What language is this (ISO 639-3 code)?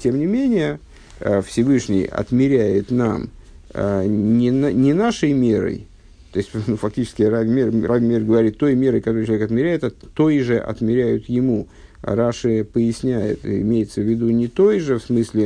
rus